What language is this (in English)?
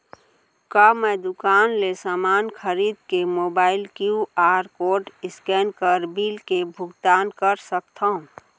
Chhattisgarhi